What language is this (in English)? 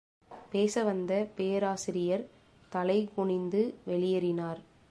Tamil